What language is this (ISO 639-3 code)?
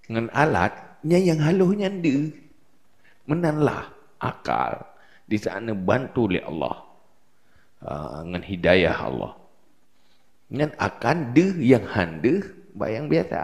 msa